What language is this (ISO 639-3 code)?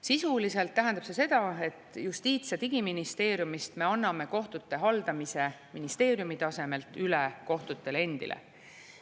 est